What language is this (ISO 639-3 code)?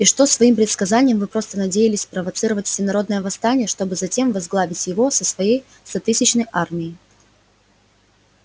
rus